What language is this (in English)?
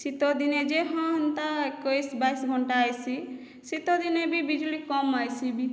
Odia